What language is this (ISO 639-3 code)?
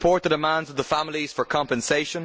eng